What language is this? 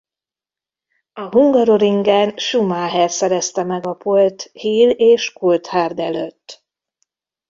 Hungarian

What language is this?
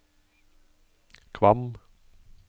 Norwegian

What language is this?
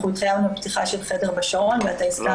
Hebrew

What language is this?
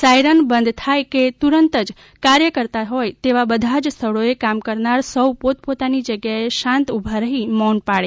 Gujarati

